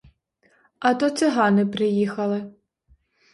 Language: Ukrainian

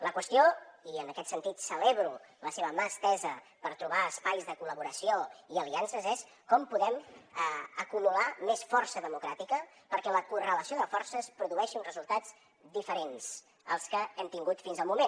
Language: Catalan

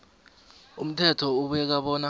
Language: South Ndebele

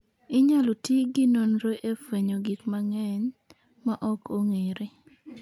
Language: Luo (Kenya and Tanzania)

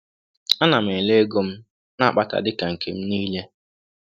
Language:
Igbo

